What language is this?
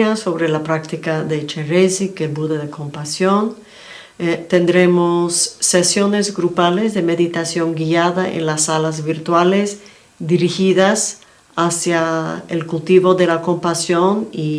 Spanish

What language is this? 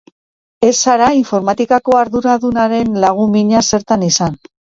Basque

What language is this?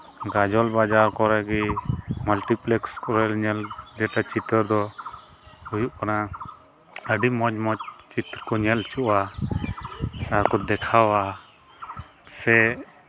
Santali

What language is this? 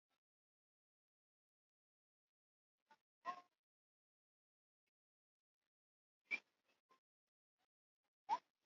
Swahili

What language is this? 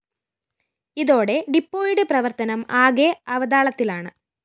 Malayalam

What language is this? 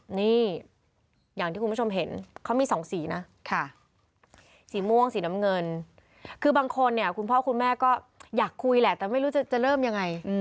Thai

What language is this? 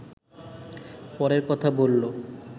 Bangla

